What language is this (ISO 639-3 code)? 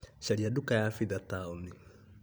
kik